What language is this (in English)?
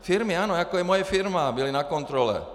Czech